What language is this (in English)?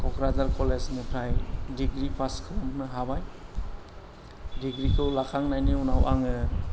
Bodo